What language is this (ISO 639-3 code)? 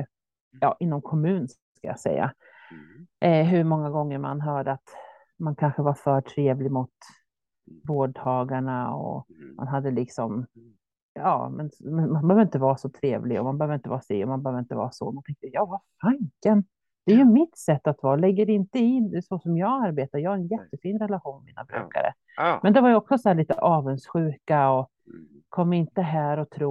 swe